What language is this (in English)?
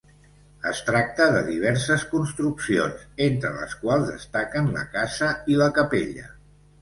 Catalan